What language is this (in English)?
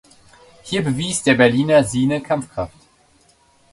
German